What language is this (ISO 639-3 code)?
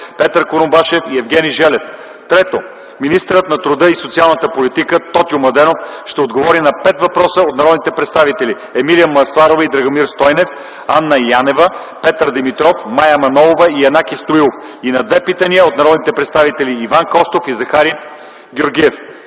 bul